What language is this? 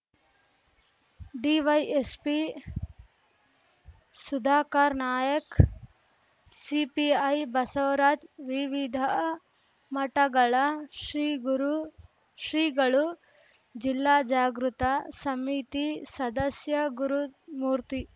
Kannada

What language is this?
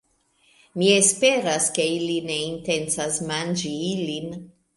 Esperanto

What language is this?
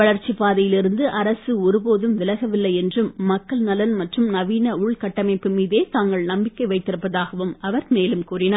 Tamil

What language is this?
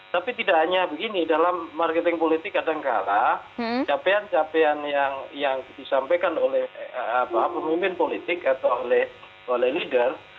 Indonesian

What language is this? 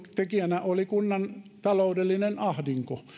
Finnish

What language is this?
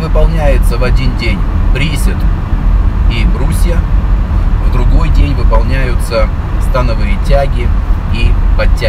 Russian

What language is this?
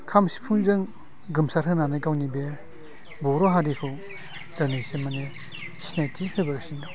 Bodo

